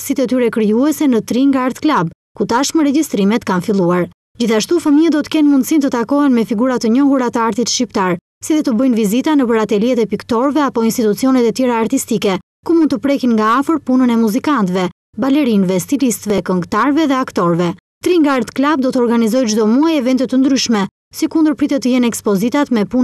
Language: Romanian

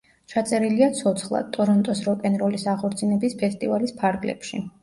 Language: Georgian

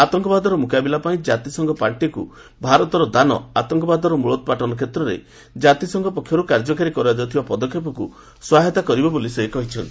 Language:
Odia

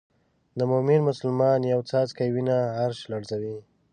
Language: Pashto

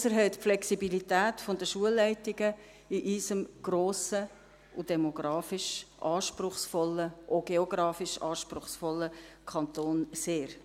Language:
Swiss German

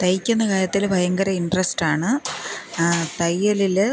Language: Malayalam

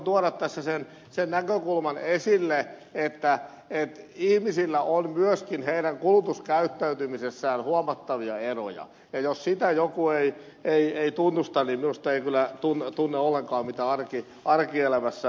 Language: Finnish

